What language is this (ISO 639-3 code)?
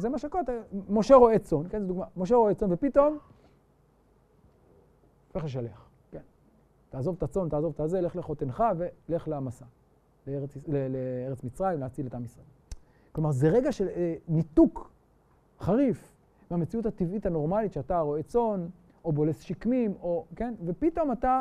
heb